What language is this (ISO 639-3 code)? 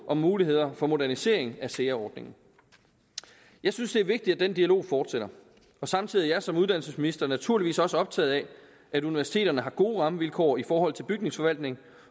dan